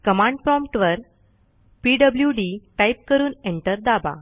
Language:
Marathi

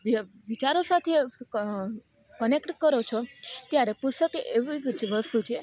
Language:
Gujarati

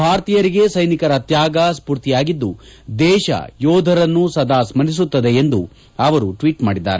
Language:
Kannada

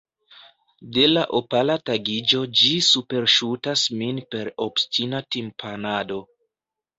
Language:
Esperanto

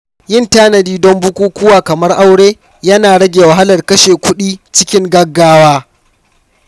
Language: Hausa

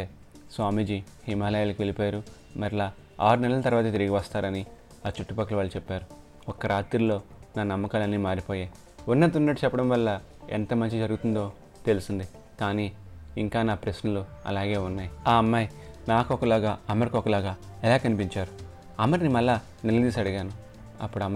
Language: Telugu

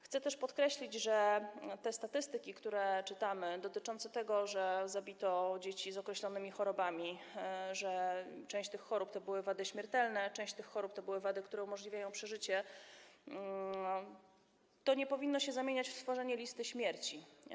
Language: Polish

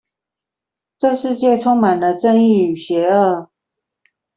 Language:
Chinese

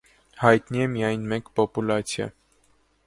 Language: Armenian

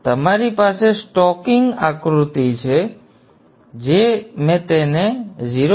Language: Gujarati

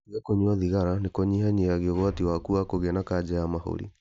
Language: Kikuyu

